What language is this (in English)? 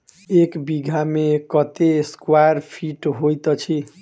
Maithili